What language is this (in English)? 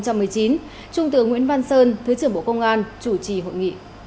Vietnamese